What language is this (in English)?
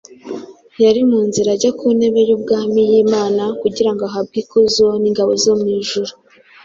Kinyarwanda